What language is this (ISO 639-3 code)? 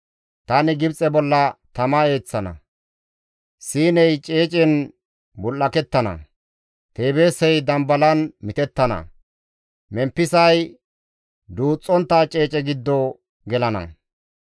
gmv